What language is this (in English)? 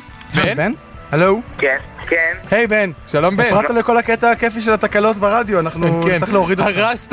Hebrew